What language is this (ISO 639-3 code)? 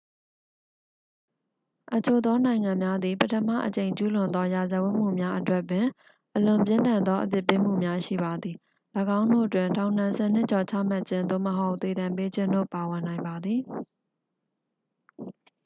mya